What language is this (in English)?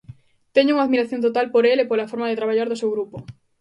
Galician